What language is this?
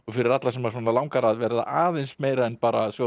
Icelandic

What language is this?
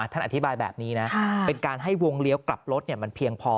Thai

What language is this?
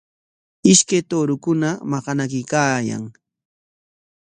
Corongo Ancash Quechua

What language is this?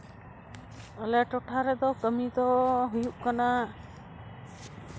Santali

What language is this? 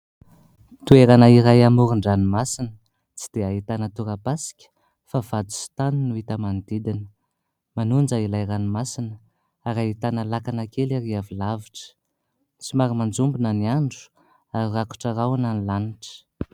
Malagasy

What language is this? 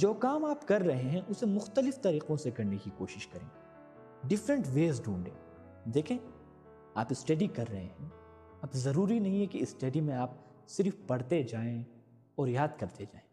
Urdu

